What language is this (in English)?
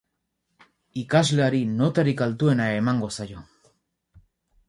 Basque